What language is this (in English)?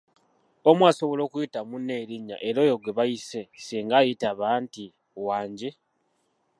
Ganda